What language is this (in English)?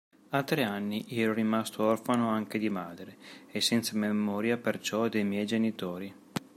Italian